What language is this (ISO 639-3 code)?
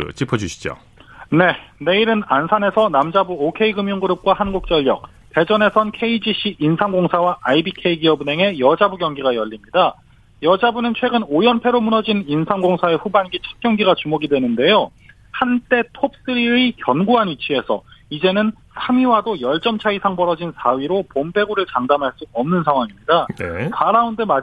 kor